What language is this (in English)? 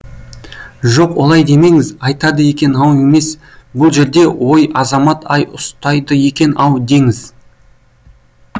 Kazakh